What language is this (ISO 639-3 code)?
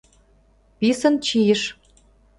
chm